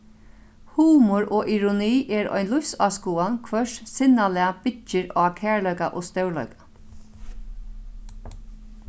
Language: Faroese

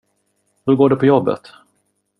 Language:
Swedish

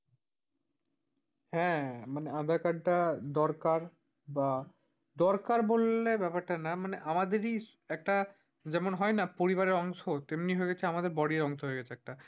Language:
Bangla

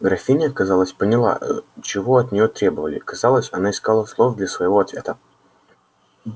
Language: Russian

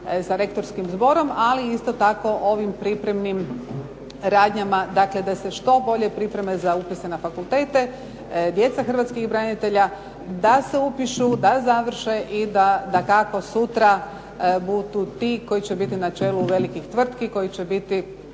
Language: Croatian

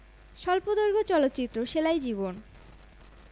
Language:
Bangla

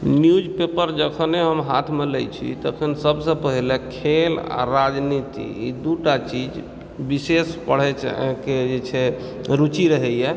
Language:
Maithili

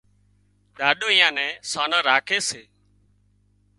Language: Wadiyara Koli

